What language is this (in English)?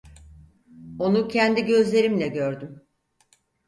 Turkish